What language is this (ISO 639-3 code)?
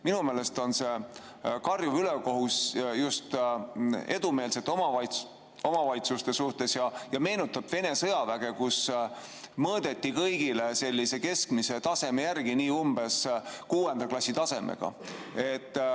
est